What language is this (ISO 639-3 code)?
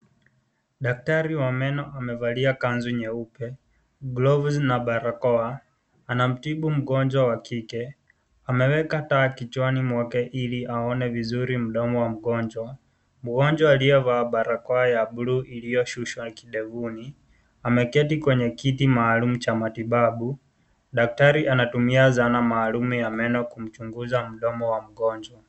swa